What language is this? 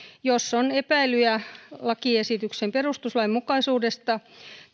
Finnish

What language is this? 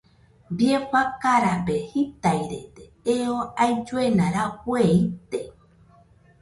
Nüpode Huitoto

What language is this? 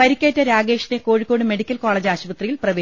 Malayalam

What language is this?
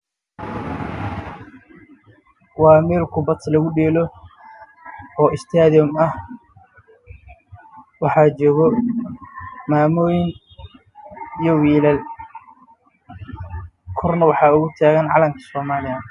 Somali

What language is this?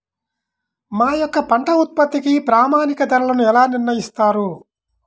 Telugu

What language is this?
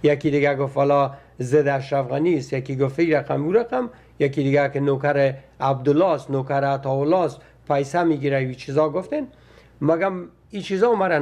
Persian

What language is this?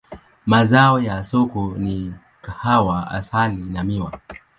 Swahili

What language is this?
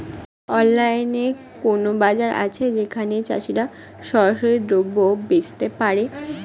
Bangla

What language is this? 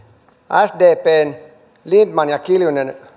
Finnish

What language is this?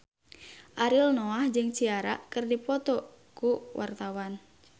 Sundanese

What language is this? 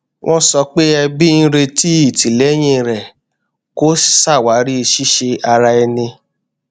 Yoruba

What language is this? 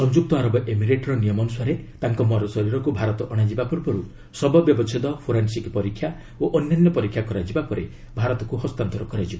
Odia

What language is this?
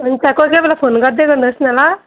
Nepali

